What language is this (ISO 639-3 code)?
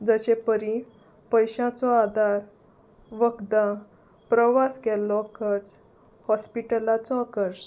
kok